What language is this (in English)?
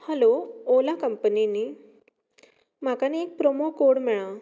Konkani